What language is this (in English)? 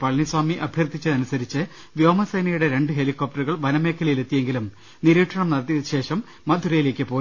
Malayalam